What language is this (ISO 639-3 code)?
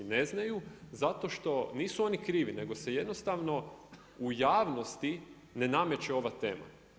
hrv